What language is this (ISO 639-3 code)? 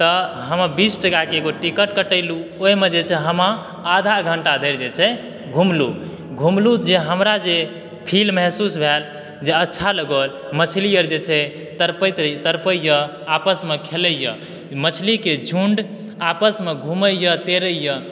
mai